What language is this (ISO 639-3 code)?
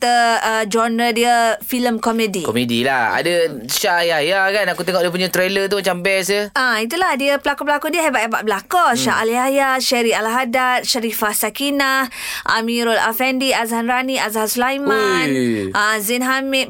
msa